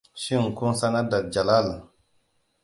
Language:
Hausa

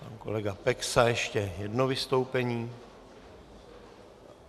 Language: Czech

